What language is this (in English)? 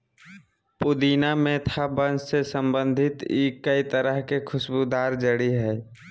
Magahi